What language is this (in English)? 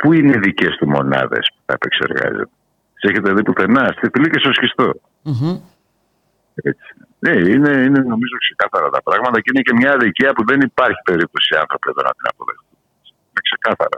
Greek